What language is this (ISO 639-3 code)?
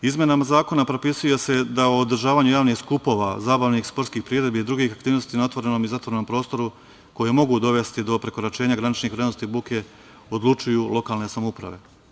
srp